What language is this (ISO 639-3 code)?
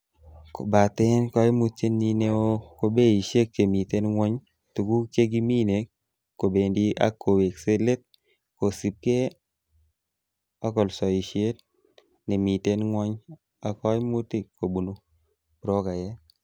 kln